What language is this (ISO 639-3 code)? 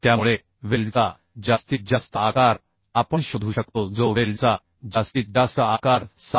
mar